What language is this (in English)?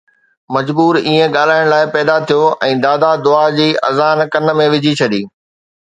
Sindhi